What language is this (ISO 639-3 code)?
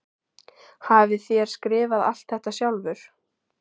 isl